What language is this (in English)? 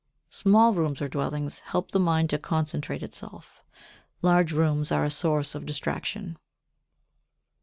English